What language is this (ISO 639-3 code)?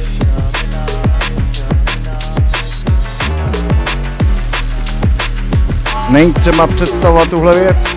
ces